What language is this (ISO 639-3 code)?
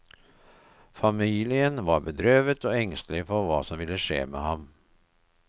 nor